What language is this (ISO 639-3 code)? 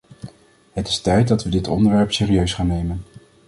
nld